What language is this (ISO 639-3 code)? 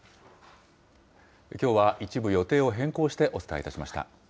jpn